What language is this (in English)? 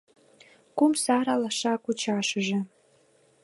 Mari